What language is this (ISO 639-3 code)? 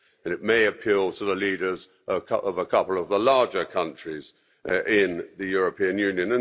eng